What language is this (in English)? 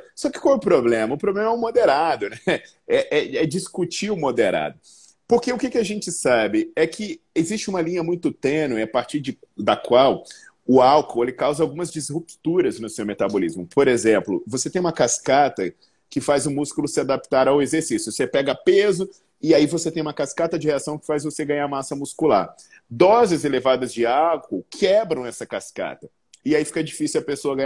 Portuguese